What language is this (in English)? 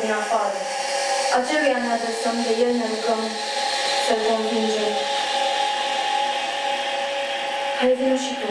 Romanian